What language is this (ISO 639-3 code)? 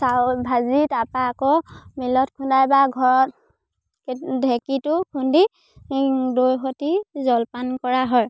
asm